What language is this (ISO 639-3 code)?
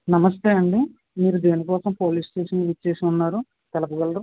tel